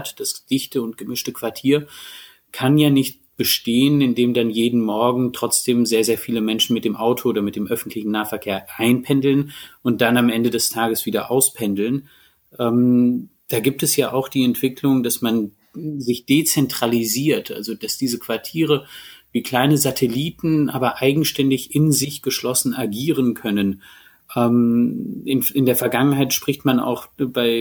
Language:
German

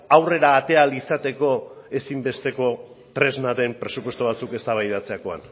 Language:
Basque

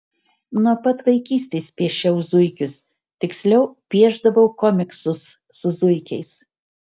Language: Lithuanian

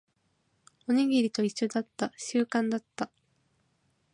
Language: Japanese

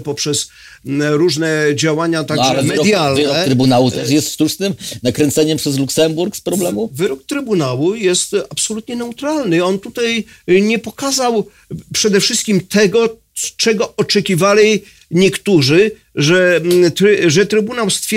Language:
Polish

